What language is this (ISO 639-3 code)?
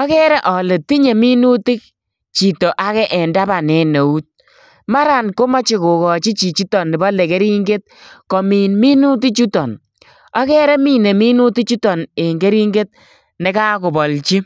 kln